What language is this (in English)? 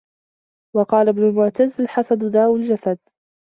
Arabic